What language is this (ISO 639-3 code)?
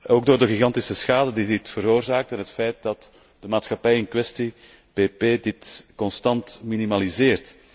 nld